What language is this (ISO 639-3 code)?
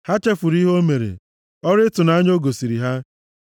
ibo